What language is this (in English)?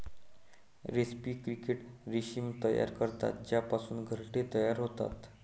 Marathi